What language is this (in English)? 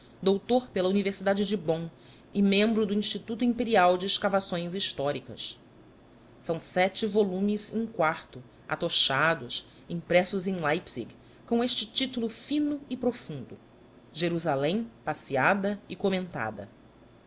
Portuguese